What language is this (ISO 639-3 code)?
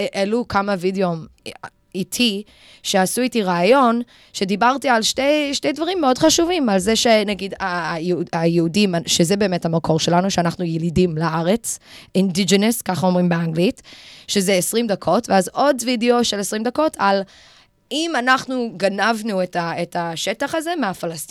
heb